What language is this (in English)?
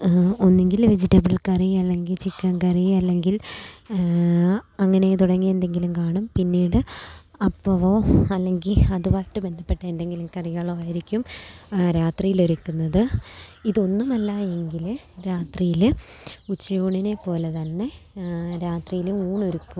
Malayalam